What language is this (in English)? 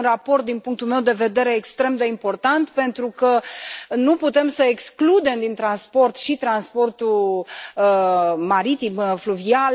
Romanian